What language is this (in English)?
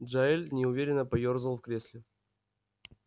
Russian